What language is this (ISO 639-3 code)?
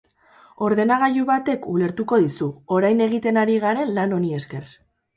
eus